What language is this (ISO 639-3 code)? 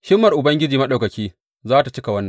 hau